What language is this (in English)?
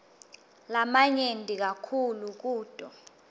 Swati